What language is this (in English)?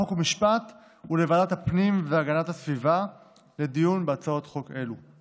Hebrew